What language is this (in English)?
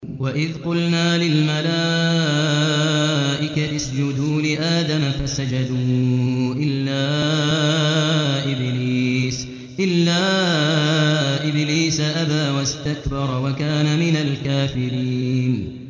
Arabic